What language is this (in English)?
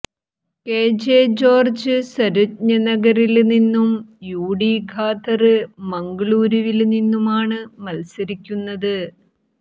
Malayalam